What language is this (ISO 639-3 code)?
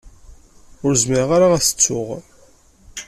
kab